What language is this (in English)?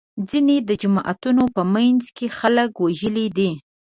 Pashto